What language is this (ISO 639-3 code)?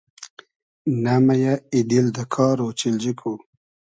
haz